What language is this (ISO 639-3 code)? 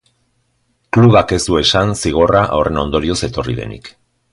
eus